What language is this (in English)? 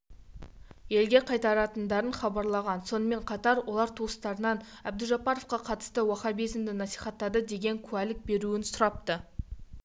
Kazakh